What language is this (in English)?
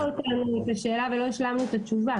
Hebrew